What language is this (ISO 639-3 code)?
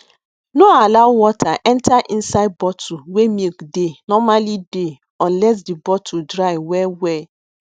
pcm